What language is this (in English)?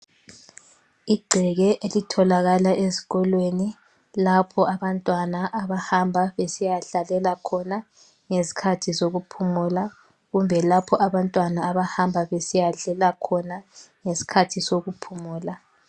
North Ndebele